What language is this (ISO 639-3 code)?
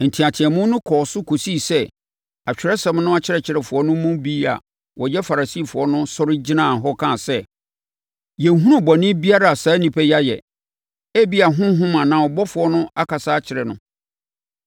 aka